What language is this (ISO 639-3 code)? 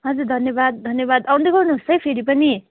nep